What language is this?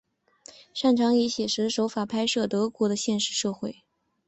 Chinese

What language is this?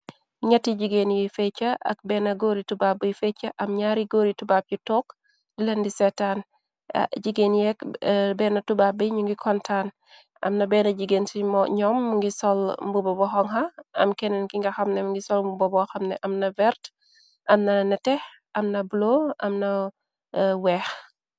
Wolof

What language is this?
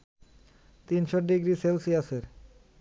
Bangla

